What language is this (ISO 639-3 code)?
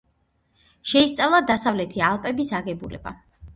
kat